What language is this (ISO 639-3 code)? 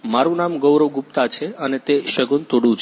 guj